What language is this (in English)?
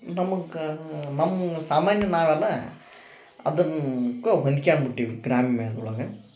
Kannada